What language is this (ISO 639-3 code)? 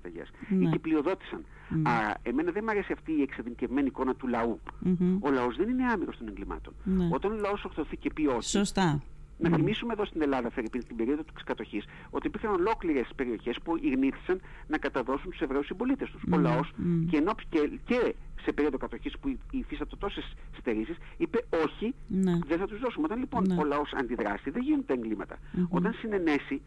ell